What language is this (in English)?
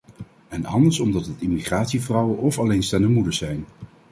Dutch